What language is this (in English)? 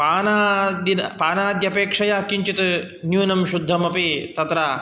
Sanskrit